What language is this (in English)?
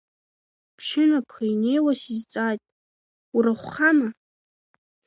Abkhazian